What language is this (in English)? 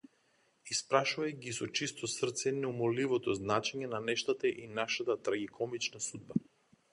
Macedonian